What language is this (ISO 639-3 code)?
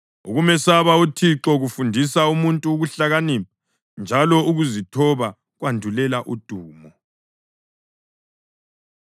nde